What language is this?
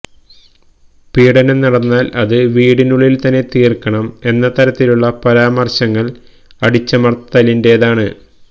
Malayalam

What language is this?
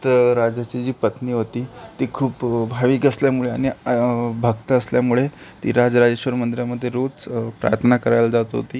Marathi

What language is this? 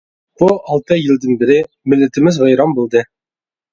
Uyghur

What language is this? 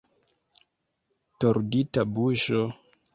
Esperanto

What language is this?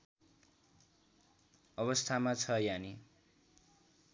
Nepali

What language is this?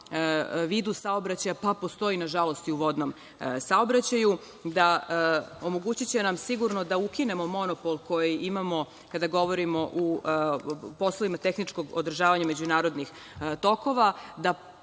Serbian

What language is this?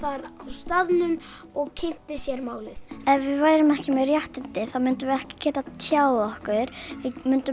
Icelandic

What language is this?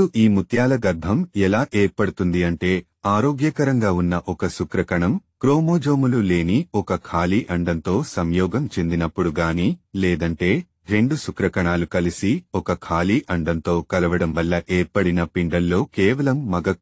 Hindi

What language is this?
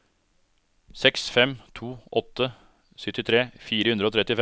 Norwegian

